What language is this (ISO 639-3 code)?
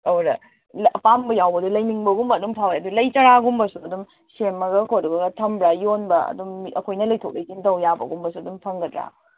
mni